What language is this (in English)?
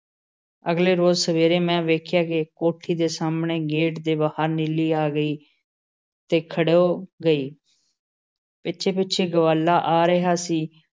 Punjabi